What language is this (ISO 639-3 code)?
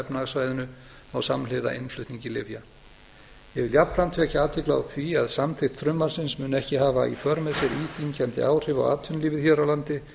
isl